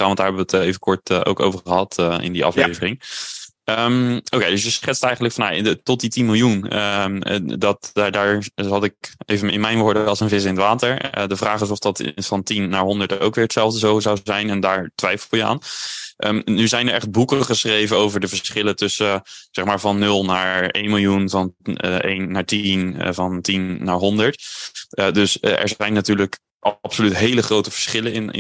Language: Dutch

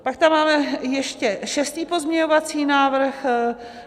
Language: Czech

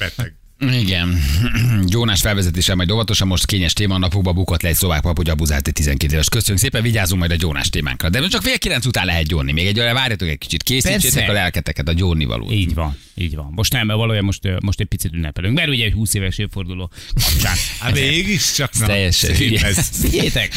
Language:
Hungarian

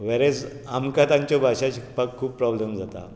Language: Konkani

